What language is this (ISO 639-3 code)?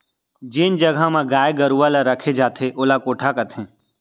hne